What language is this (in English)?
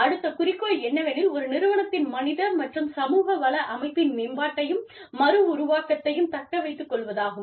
Tamil